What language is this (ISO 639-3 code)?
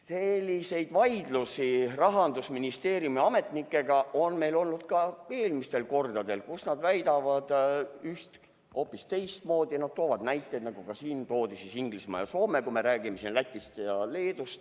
est